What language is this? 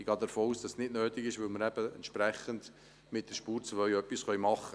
Swiss German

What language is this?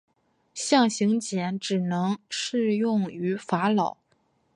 Chinese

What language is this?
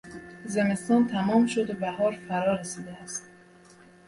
Persian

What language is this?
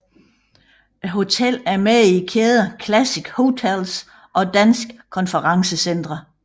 Danish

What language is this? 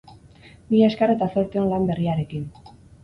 Basque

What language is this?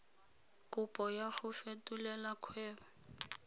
Tswana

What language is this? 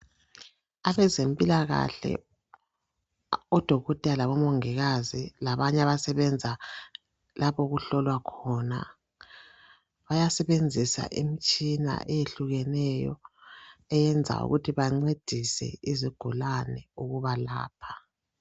North Ndebele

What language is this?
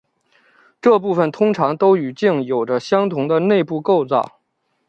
Chinese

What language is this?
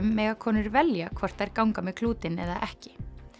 Icelandic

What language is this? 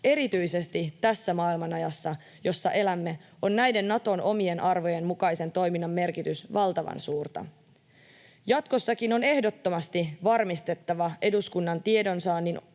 Finnish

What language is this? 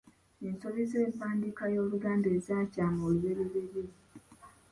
Ganda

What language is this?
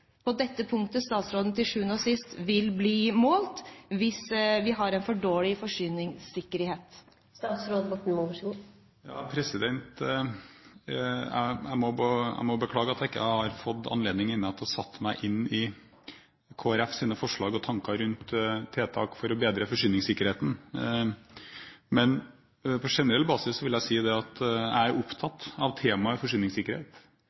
Norwegian Bokmål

